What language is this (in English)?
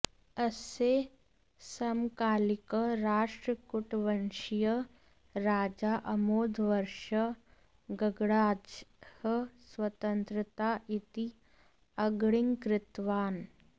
Sanskrit